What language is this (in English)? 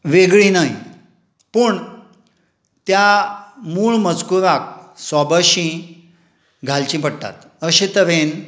Konkani